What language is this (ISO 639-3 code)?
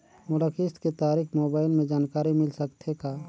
hne